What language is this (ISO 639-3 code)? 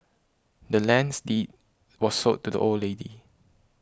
eng